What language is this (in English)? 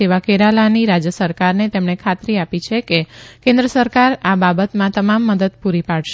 Gujarati